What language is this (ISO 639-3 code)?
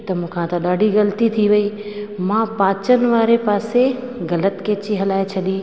snd